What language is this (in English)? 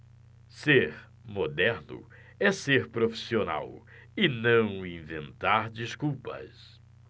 Portuguese